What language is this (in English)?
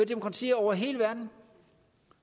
Danish